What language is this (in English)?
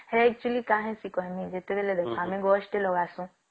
Odia